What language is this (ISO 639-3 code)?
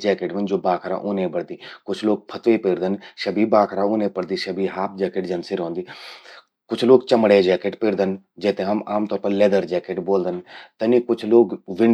gbm